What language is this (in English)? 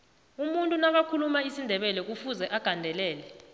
South Ndebele